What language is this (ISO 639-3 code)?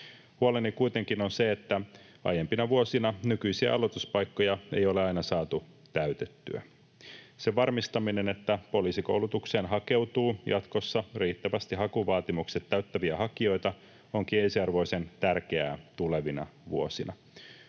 fin